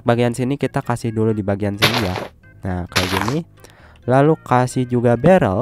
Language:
Indonesian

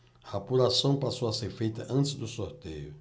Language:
Portuguese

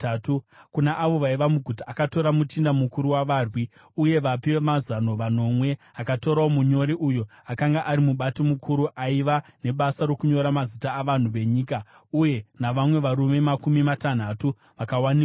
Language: Shona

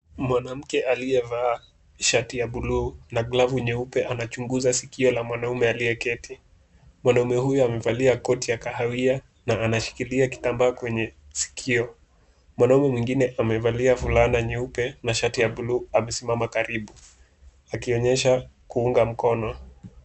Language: Swahili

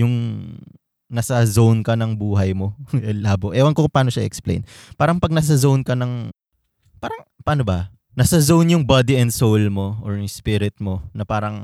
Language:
Filipino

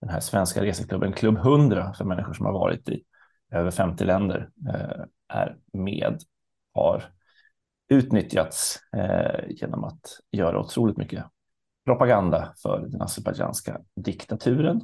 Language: Swedish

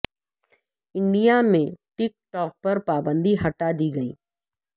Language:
Urdu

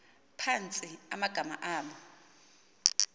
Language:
Xhosa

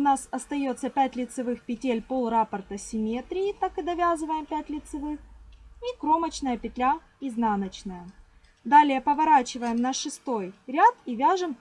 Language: Russian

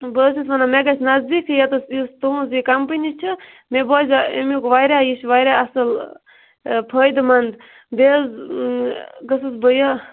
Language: Kashmiri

